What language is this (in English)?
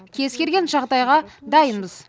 Kazakh